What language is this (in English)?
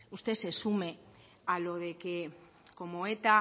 Spanish